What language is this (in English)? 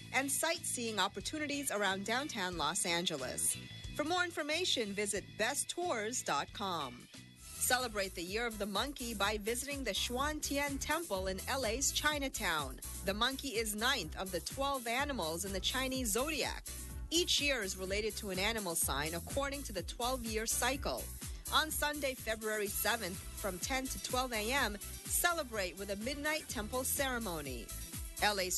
English